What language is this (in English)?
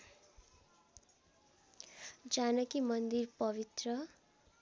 Nepali